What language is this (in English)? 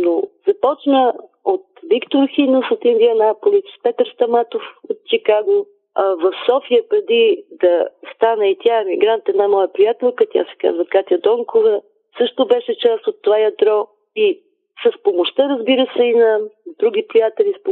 Bulgarian